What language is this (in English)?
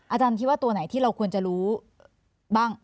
Thai